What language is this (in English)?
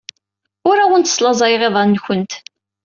Kabyle